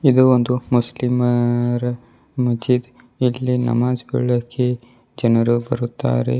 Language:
Kannada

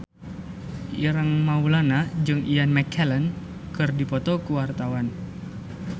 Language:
Sundanese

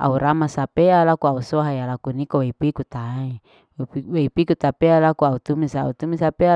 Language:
Larike-Wakasihu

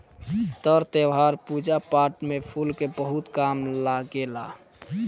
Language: Bhojpuri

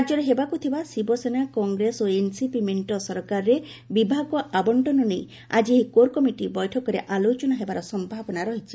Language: Odia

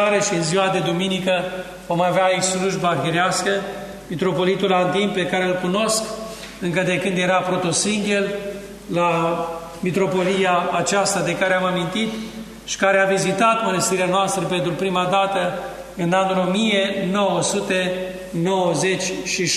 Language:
Romanian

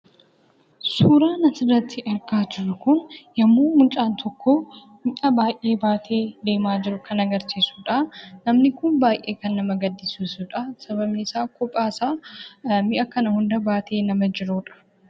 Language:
Oromo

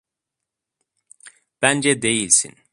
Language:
Turkish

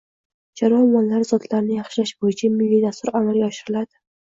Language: Uzbek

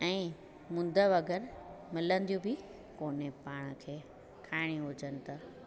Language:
Sindhi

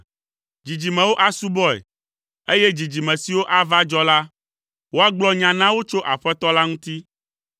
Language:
Ewe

